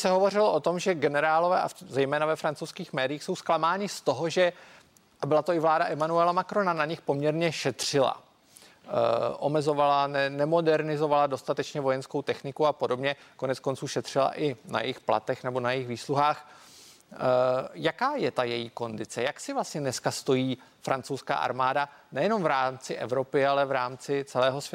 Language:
Czech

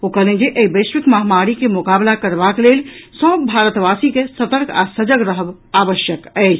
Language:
Maithili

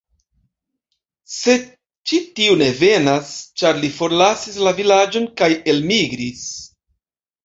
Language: Esperanto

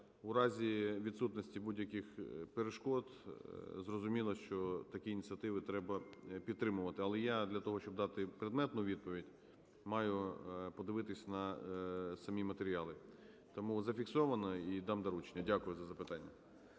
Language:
Ukrainian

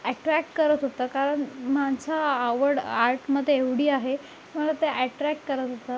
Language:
Marathi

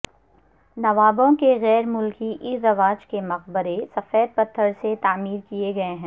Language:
Urdu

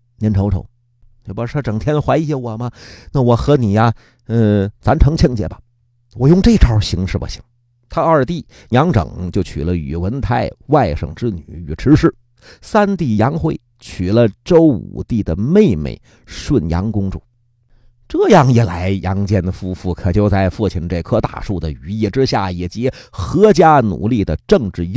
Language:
Chinese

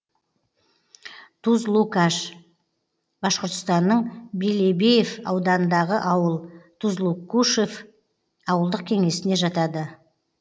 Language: Kazakh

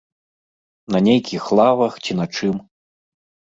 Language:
Belarusian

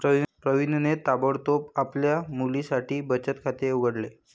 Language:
Marathi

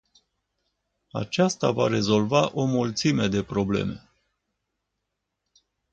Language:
Romanian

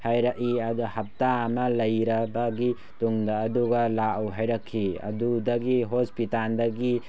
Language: Manipuri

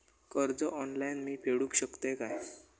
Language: Marathi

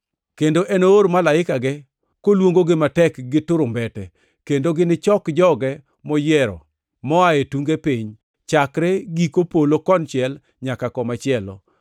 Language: Luo (Kenya and Tanzania)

